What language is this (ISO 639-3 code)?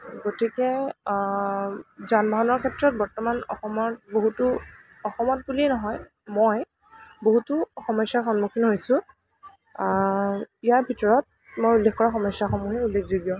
asm